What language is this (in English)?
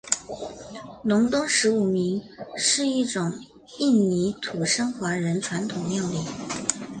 Chinese